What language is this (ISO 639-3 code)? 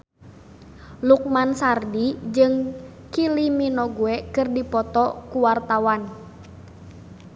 sun